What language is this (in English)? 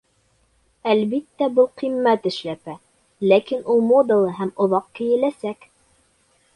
Bashkir